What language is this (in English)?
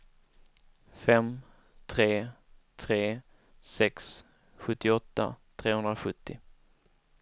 Swedish